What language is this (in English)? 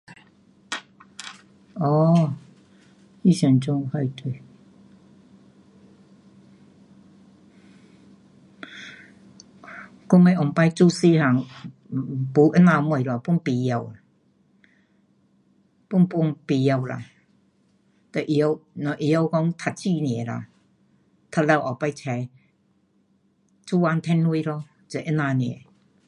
Pu-Xian Chinese